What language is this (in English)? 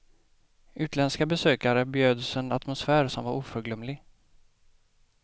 Swedish